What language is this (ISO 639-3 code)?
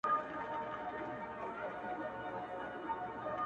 pus